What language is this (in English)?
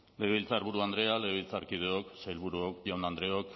Basque